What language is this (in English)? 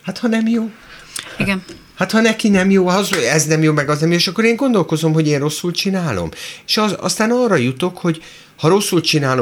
Hungarian